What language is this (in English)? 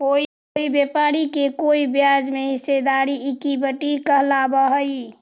Magahi